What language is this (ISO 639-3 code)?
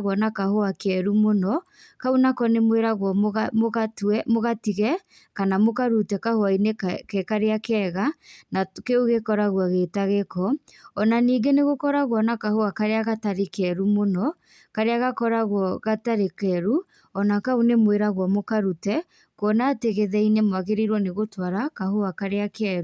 kik